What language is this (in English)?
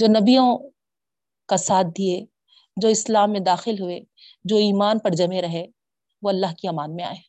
Urdu